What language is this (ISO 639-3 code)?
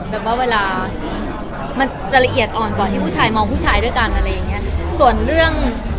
tha